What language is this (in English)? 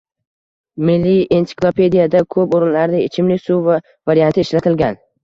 Uzbek